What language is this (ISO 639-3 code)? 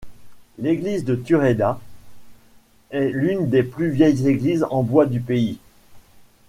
fra